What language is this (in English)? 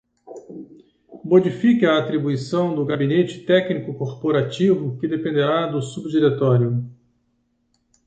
Portuguese